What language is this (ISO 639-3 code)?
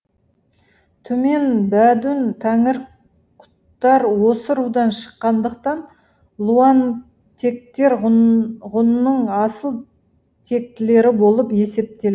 kaz